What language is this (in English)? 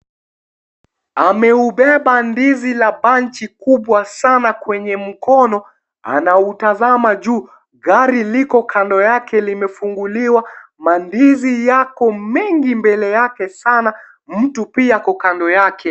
Swahili